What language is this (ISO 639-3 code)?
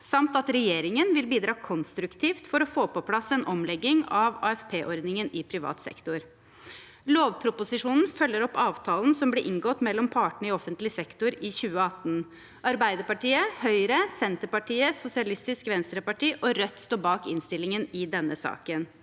nor